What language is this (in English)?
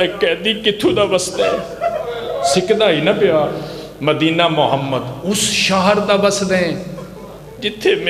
Punjabi